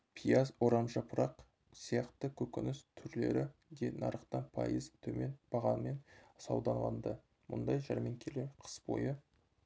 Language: Kazakh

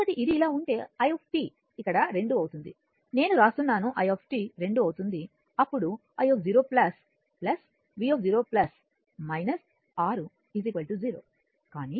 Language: Telugu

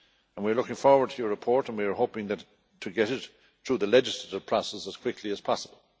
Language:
English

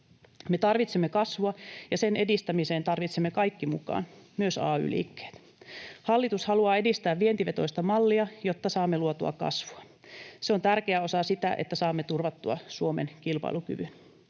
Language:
Finnish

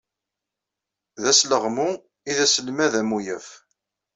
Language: Kabyle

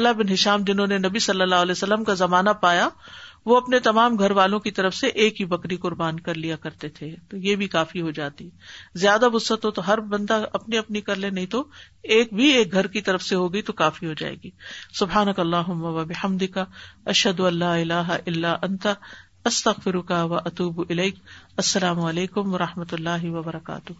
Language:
Urdu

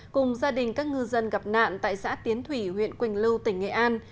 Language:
Vietnamese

